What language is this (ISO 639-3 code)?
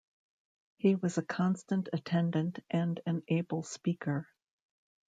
eng